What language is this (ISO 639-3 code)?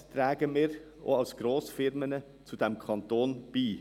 gsw